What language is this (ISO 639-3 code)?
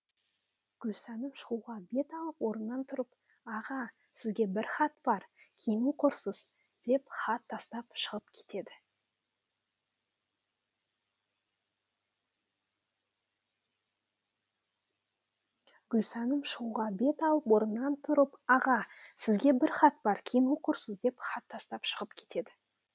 kaz